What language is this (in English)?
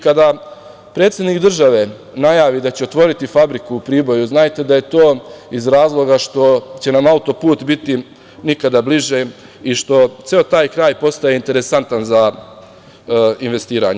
Serbian